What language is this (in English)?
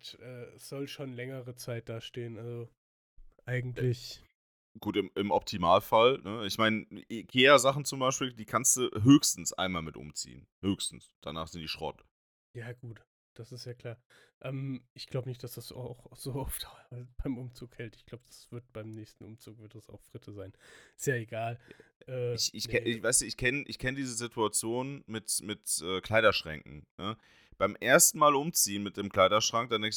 German